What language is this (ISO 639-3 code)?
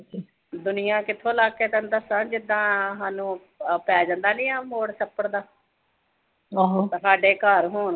pan